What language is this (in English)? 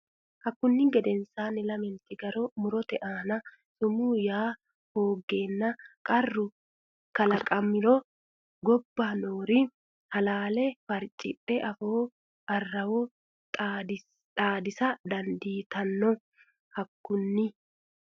Sidamo